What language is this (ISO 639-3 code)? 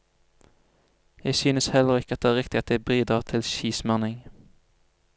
nor